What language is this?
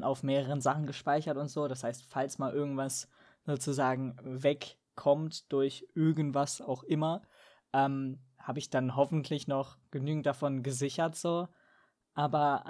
German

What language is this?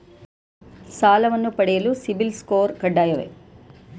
Kannada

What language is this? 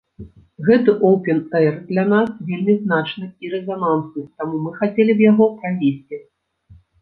Belarusian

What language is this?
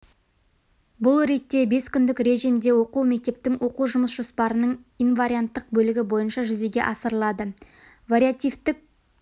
Kazakh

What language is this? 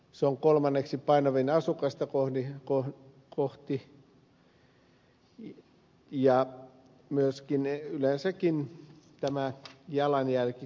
Finnish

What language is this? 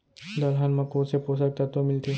Chhattisgarhi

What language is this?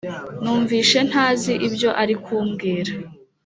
Kinyarwanda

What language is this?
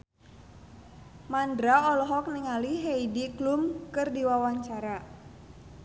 Sundanese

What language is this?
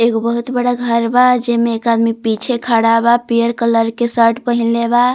Bhojpuri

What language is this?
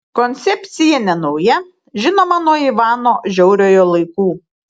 Lithuanian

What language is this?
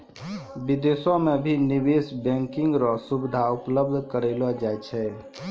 Maithili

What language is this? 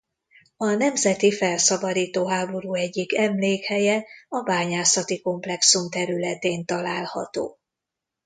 Hungarian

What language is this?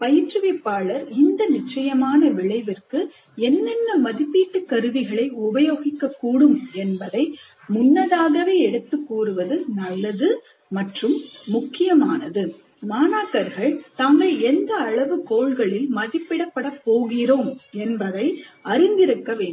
Tamil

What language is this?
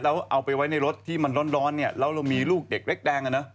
Thai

